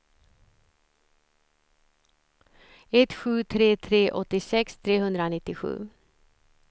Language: Swedish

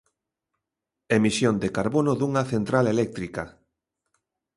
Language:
Galician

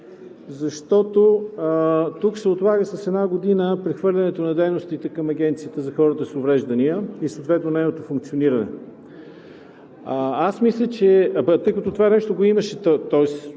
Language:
Bulgarian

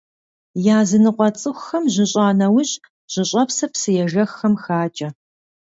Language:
Kabardian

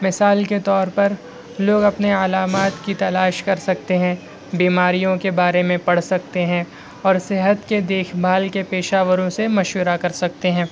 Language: Urdu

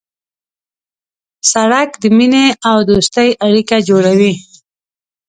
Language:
Pashto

